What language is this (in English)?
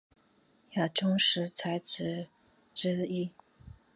Chinese